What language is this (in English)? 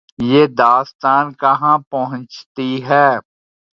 Urdu